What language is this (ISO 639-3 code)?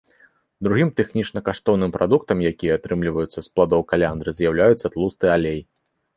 bel